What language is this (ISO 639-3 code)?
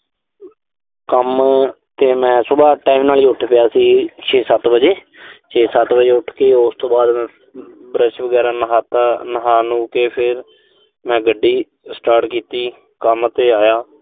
pan